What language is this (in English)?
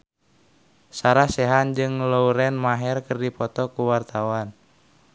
Sundanese